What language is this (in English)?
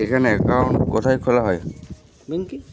Bangla